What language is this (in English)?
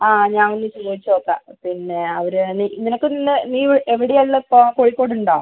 Malayalam